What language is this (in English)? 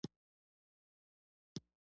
Pashto